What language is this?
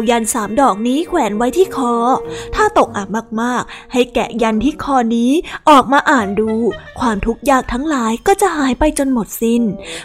Thai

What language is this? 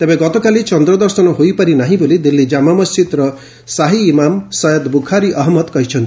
Odia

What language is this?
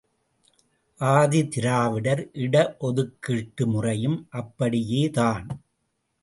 Tamil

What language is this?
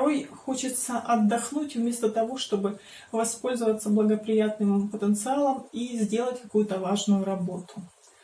Russian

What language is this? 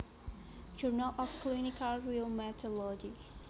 Javanese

